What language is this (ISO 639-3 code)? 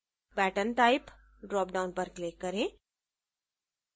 hin